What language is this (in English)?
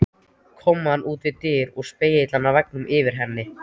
Icelandic